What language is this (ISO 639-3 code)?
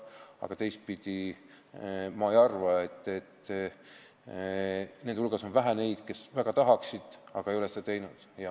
est